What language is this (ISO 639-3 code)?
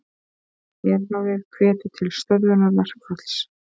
isl